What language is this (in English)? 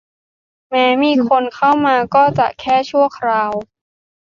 Thai